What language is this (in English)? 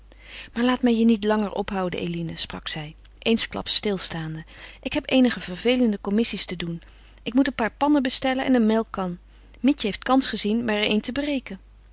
Dutch